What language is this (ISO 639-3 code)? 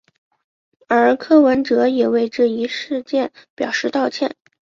zho